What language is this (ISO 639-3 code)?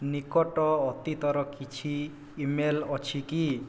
ori